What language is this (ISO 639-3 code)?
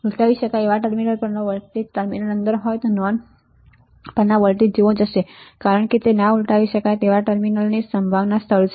guj